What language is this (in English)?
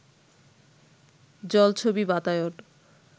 Bangla